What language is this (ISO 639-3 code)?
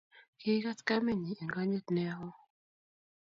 kln